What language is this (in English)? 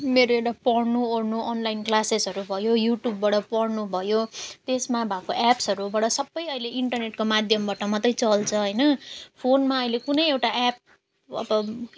Nepali